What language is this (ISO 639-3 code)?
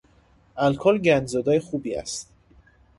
fas